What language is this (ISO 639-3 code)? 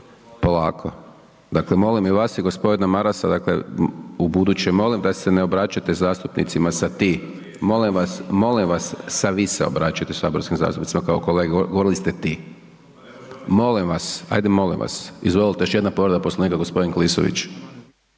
hrv